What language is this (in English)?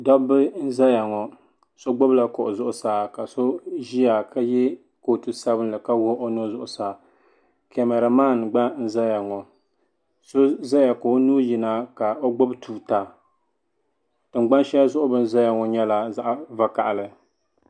Dagbani